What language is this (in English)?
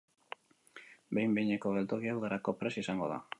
Basque